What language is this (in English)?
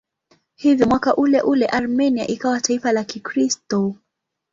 Swahili